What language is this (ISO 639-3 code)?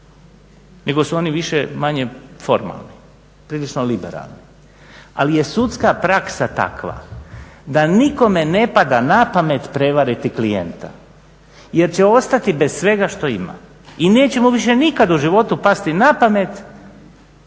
hrv